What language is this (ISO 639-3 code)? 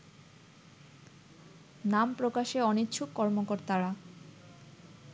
ben